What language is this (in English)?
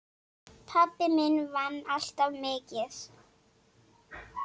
Icelandic